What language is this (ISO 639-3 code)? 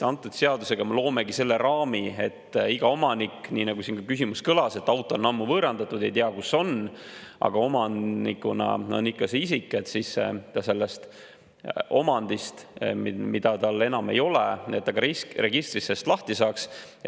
est